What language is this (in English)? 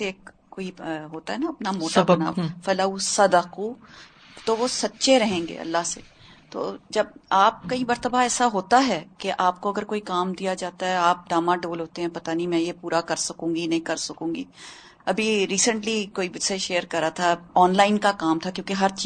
Urdu